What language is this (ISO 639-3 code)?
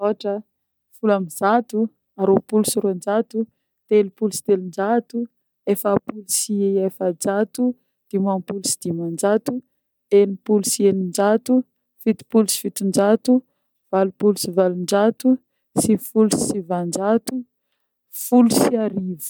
bmm